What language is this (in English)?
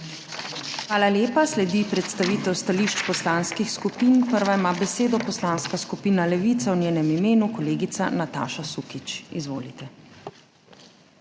Slovenian